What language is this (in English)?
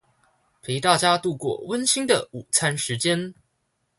Chinese